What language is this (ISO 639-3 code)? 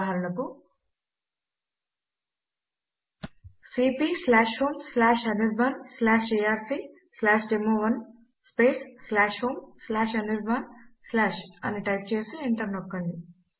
tel